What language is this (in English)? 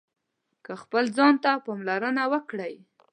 Pashto